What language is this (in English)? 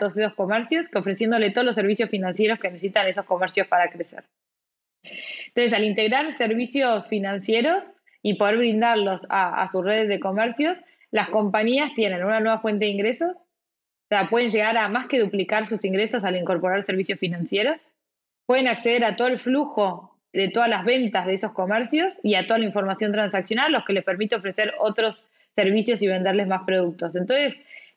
Spanish